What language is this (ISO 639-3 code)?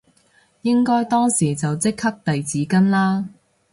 yue